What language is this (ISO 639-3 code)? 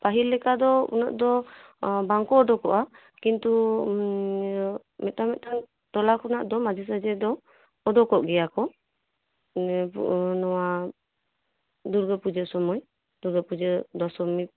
sat